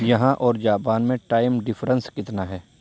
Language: Urdu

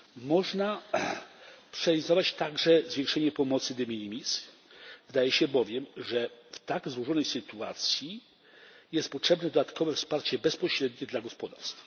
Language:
Polish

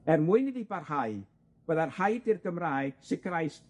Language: Welsh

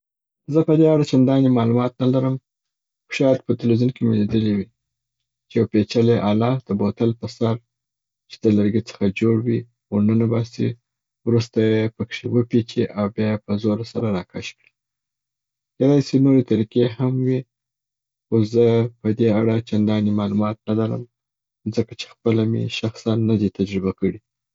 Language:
Southern Pashto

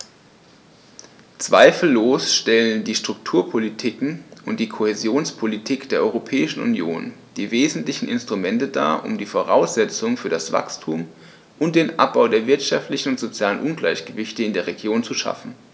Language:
German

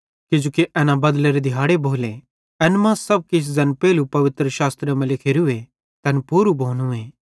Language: Bhadrawahi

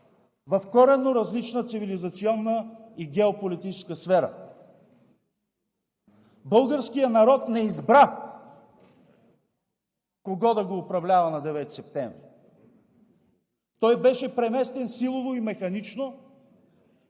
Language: Bulgarian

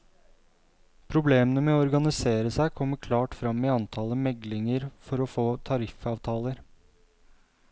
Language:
Norwegian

